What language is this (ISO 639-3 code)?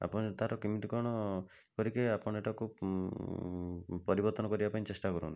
ori